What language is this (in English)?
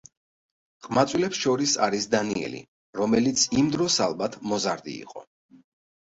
Georgian